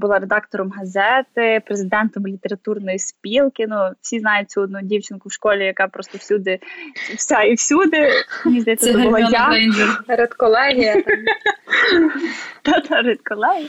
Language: Ukrainian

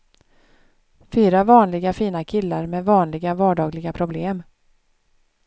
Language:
Swedish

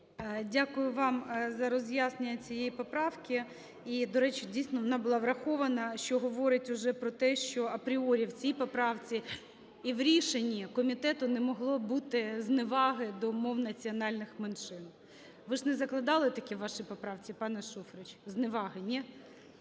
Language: Ukrainian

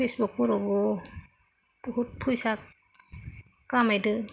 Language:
Bodo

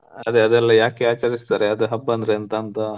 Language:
Kannada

